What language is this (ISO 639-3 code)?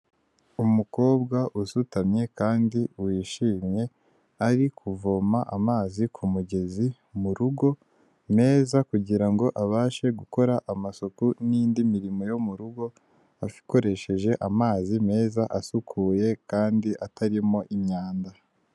kin